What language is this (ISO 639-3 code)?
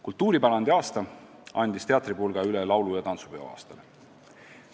est